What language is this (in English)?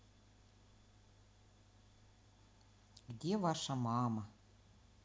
Russian